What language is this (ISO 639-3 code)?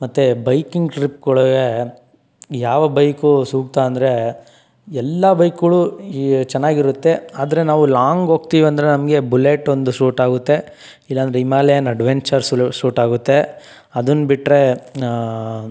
kan